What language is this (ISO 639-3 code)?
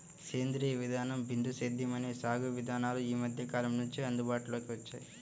tel